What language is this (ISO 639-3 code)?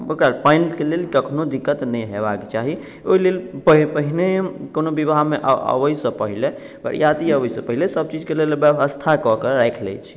mai